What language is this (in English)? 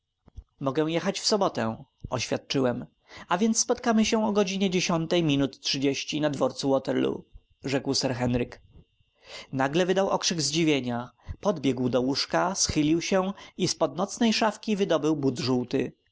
Polish